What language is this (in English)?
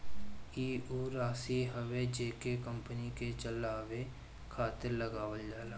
Bhojpuri